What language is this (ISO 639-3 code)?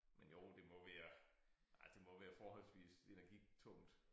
dan